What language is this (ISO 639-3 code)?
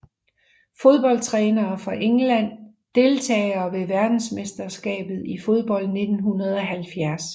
dan